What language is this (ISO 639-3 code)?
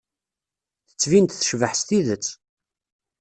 kab